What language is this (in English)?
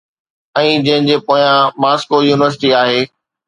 Sindhi